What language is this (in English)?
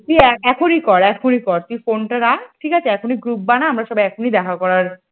Bangla